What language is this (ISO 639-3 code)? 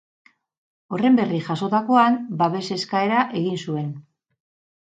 eus